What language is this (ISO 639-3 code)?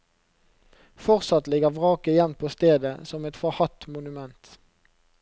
nor